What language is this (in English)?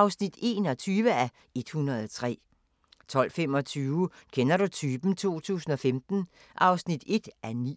Danish